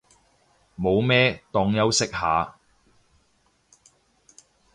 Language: Cantonese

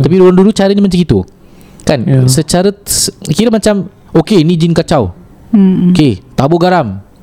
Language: Malay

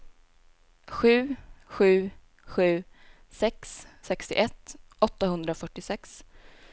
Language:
Swedish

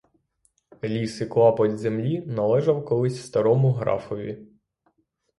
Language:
Ukrainian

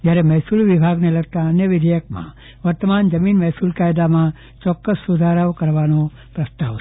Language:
Gujarati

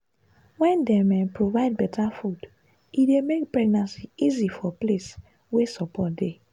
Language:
Nigerian Pidgin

